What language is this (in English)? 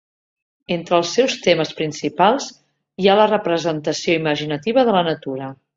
Catalan